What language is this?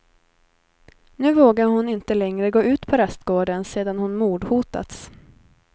Swedish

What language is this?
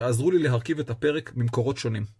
Hebrew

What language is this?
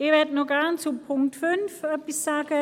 Swiss German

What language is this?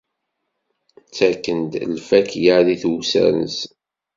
Kabyle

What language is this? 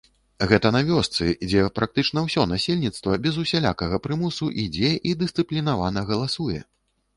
Belarusian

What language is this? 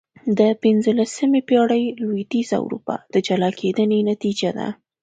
Pashto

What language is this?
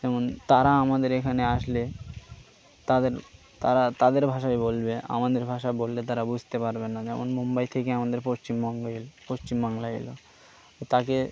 Bangla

